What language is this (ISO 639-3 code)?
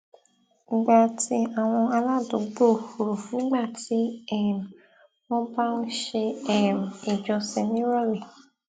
yor